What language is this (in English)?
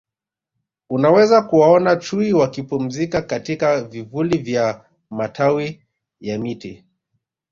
Swahili